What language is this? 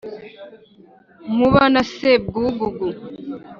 Kinyarwanda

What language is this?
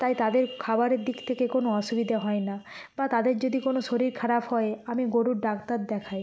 Bangla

